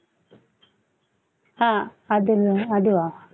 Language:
Tamil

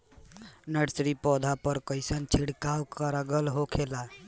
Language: Bhojpuri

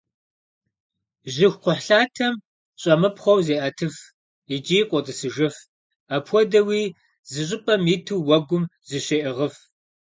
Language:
Kabardian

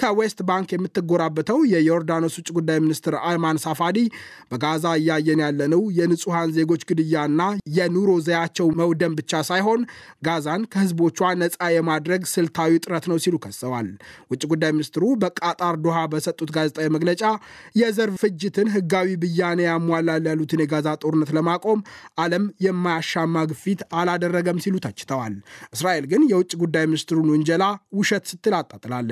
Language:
Amharic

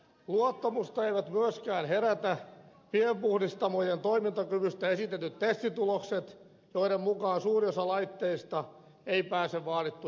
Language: Finnish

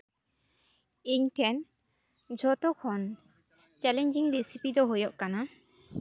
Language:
Santali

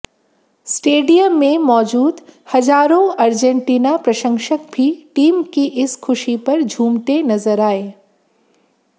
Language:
Hindi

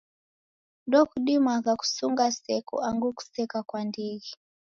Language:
Taita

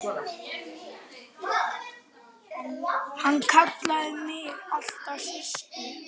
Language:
Icelandic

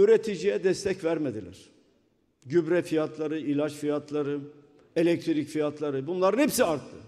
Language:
Turkish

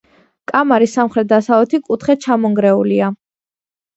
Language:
Georgian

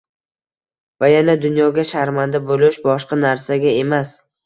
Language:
Uzbek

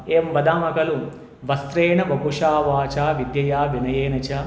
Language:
Sanskrit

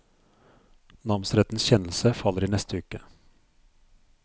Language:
Norwegian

